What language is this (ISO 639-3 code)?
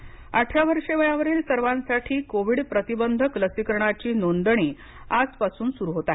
mar